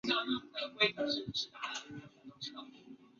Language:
Chinese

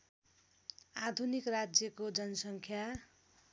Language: Nepali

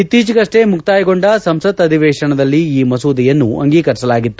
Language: Kannada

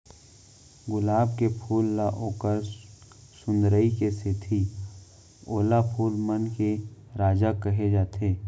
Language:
Chhattisgarhi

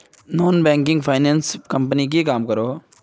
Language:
Magahi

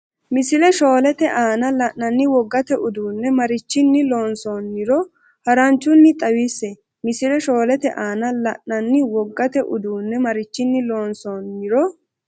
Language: Sidamo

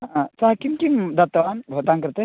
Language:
Sanskrit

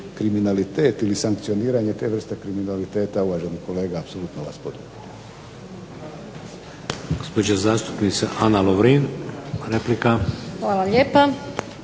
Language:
Croatian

